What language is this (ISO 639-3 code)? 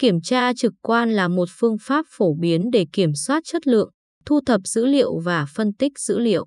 vie